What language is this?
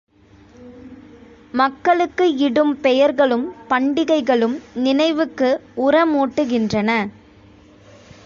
Tamil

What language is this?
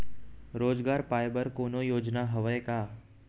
Chhattisgarhi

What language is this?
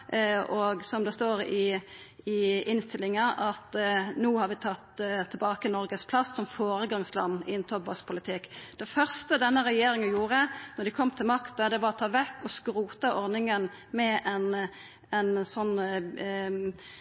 Norwegian Nynorsk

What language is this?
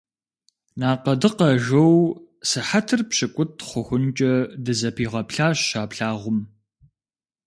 Kabardian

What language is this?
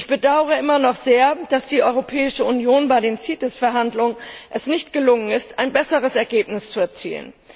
German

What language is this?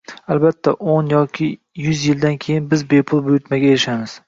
Uzbek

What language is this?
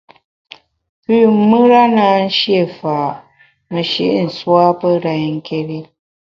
Bamun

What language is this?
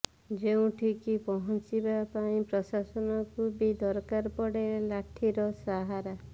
Odia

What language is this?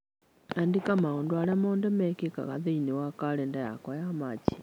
Kikuyu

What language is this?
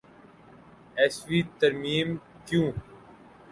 Urdu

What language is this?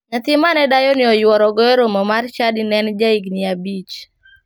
Luo (Kenya and Tanzania)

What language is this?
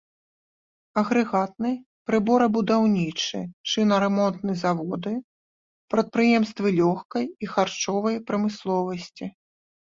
Belarusian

